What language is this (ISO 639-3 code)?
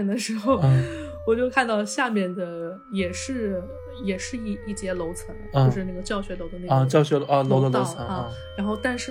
zho